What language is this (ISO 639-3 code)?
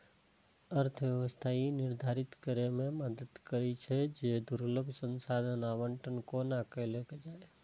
mai